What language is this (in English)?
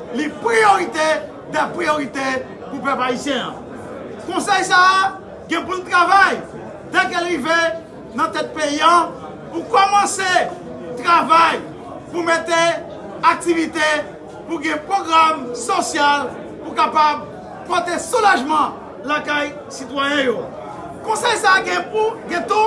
French